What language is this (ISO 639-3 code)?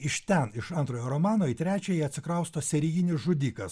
lit